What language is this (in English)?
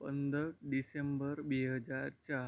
Gujarati